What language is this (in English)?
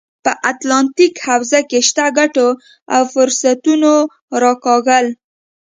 Pashto